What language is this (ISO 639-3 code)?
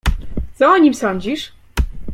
pol